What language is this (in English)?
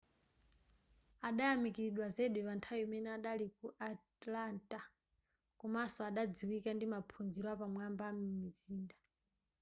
Nyanja